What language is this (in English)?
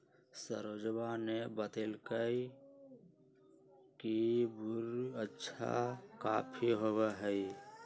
Magahi